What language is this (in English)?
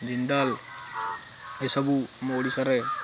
Odia